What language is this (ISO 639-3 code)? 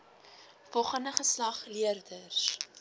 afr